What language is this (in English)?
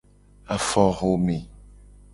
Gen